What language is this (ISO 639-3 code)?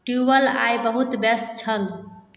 mai